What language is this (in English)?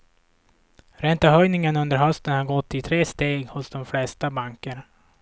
Swedish